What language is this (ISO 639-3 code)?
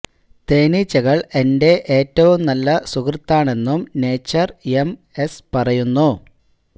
mal